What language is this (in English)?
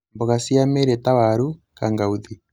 Kikuyu